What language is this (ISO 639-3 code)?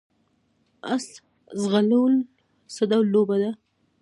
pus